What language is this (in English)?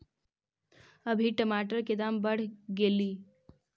Magahi